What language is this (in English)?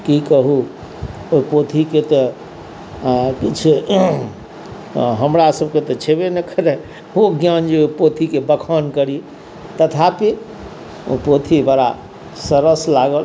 Maithili